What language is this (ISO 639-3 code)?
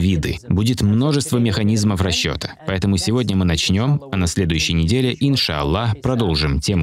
rus